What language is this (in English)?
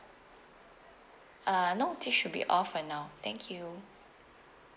English